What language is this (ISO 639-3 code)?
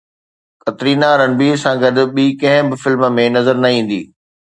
snd